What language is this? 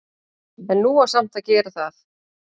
Icelandic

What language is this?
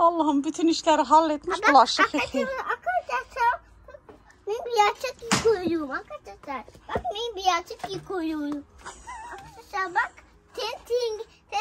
Turkish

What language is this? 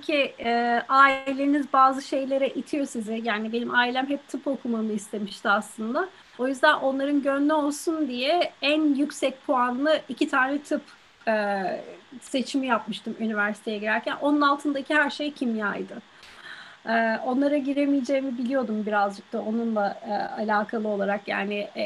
Turkish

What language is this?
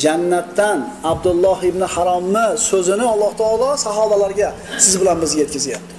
Turkish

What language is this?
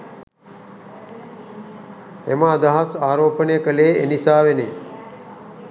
Sinhala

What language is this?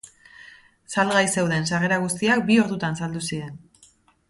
Basque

